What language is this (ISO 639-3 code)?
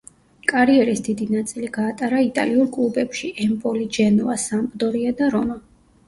kat